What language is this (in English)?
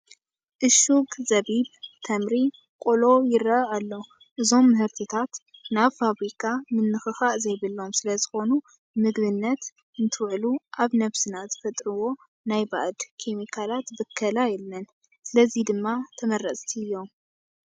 Tigrinya